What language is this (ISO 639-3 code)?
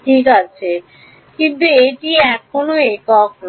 ben